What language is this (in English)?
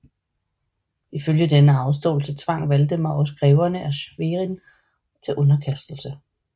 Danish